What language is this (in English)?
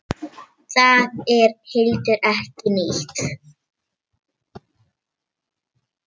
Icelandic